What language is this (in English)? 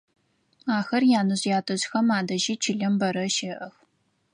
Adyghe